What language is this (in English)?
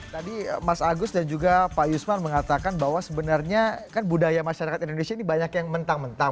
Indonesian